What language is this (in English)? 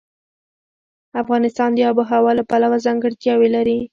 Pashto